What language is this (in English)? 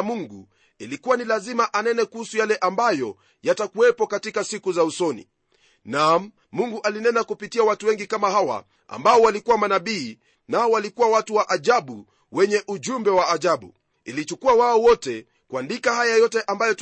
Swahili